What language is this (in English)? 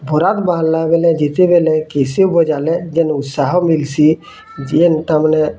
Odia